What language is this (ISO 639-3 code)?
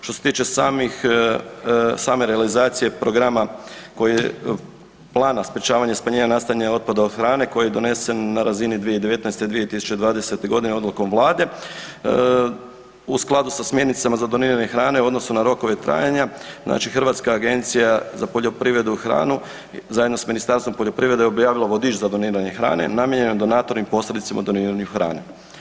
hrv